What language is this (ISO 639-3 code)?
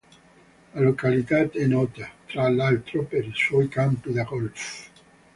ita